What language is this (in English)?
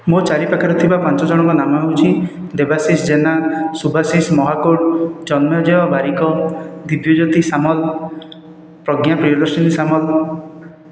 Odia